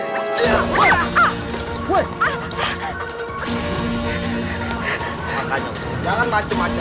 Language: Indonesian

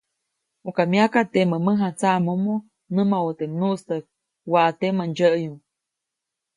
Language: Copainalá Zoque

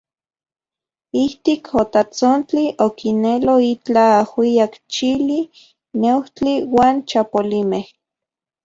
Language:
Central Puebla Nahuatl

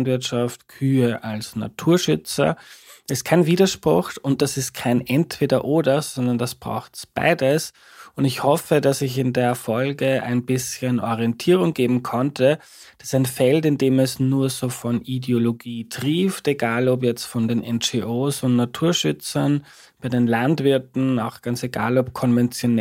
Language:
German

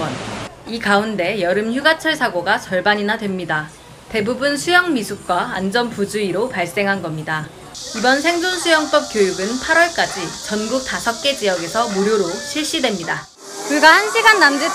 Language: Korean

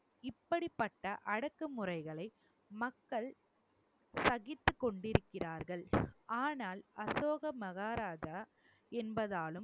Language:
Tamil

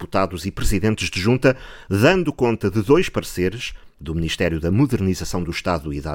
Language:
Portuguese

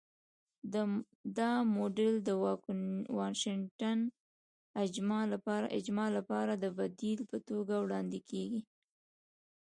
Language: Pashto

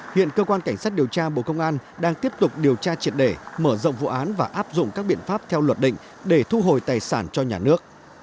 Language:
Vietnamese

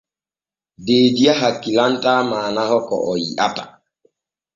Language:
Borgu Fulfulde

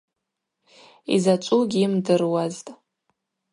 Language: Abaza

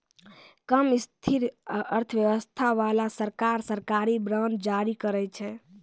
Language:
Maithili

